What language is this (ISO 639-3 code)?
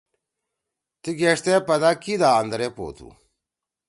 trw